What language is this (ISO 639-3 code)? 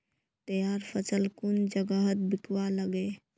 mag